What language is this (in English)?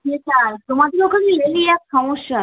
Bangla